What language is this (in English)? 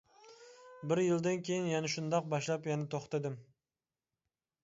Uyghur